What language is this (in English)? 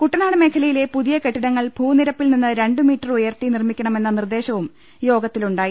Malayalam